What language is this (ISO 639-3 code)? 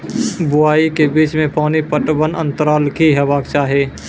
mai